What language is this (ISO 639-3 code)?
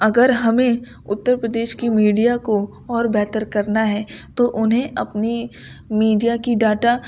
urd